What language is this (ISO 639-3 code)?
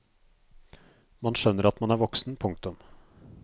nor